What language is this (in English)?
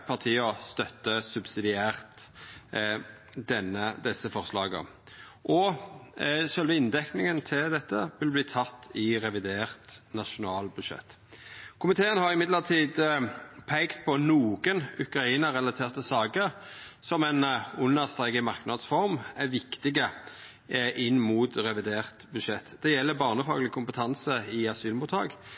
Norwegian Nynorsk